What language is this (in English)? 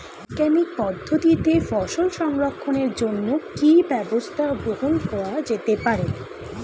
Bangla